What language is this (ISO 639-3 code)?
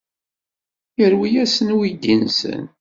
kab